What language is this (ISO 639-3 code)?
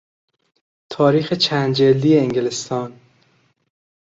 fas